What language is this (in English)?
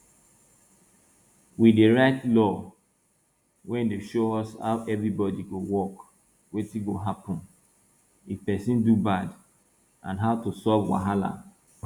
Nigerian Pidgin